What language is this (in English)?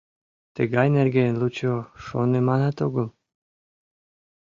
Mari